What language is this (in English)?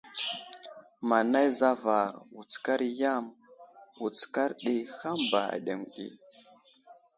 Wuzlam